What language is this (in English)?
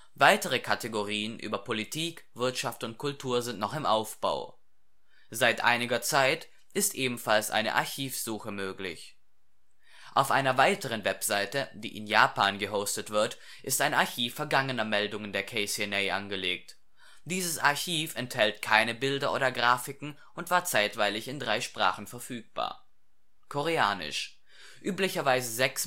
German